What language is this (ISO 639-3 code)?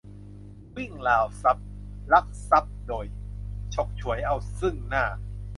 tha